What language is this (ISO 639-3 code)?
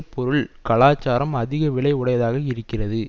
tam